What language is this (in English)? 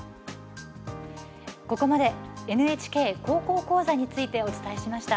Japanese